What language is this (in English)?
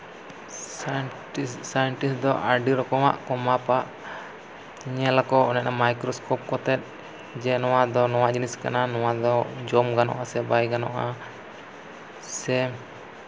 Santali